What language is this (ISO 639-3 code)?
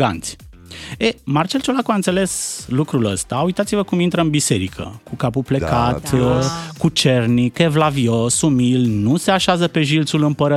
ron